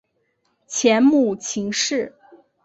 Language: Chinese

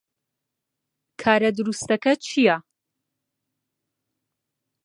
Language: Central Kurdish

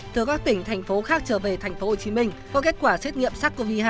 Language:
Vietnamese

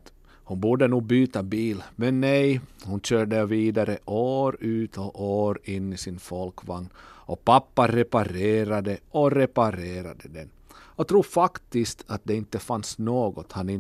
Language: Swedish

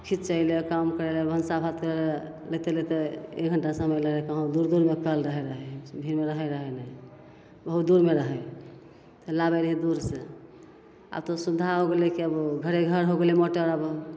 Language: Maithili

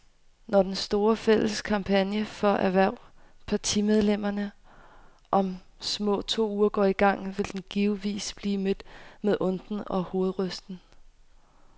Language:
Danish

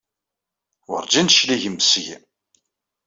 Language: Kabyle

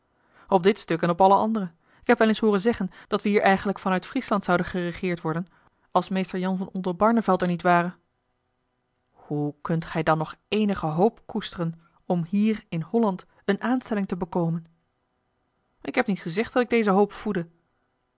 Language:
Dutch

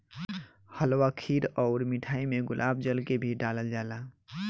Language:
Bhojpuri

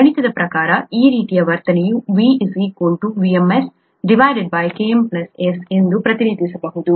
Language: Kannada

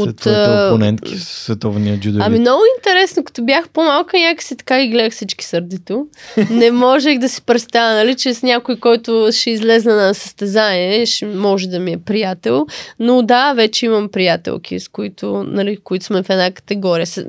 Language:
Bulgarian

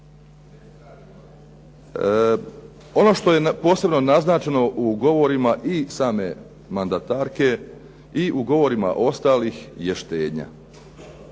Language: Croatian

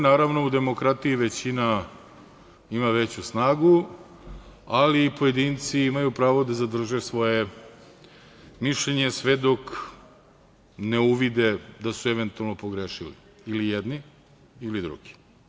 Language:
Serbian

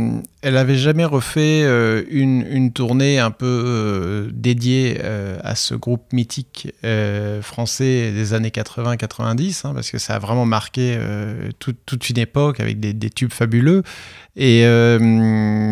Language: French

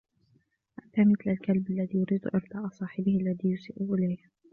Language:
Arabic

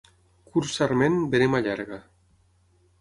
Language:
Catalan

